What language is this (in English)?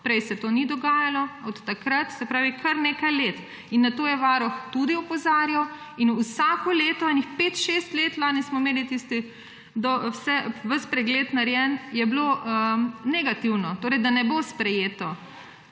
Slovenian